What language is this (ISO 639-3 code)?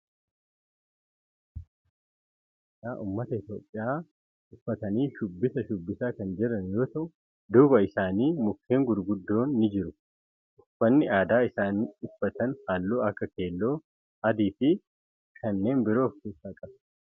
orm